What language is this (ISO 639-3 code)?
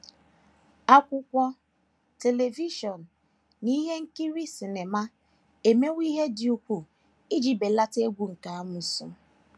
ibo